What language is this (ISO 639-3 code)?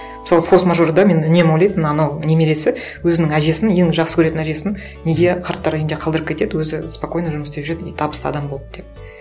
kaz